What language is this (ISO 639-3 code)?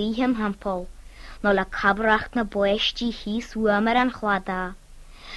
fil